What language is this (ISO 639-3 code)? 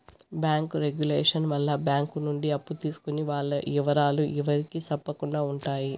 tel